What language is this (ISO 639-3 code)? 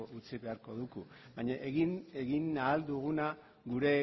eus